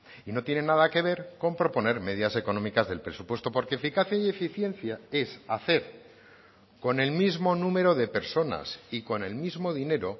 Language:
Spanish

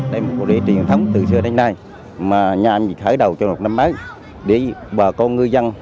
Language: Vietnamese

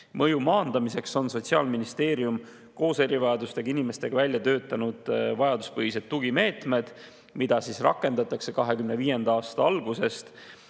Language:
Estonian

